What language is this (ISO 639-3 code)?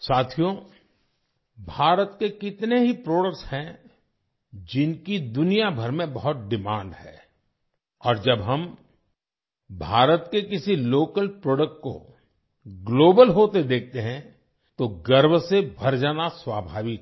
hin